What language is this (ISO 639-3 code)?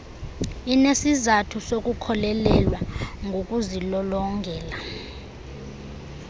xho